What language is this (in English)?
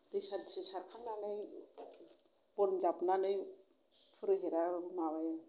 Bodo